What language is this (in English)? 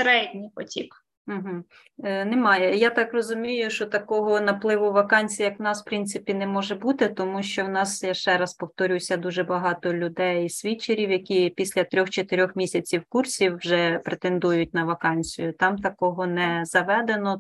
Ukrainian